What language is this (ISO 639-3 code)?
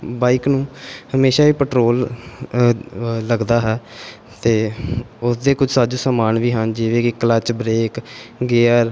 pan